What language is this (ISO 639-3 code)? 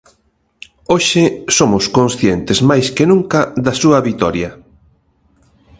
glg